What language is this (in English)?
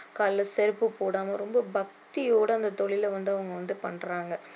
Tamil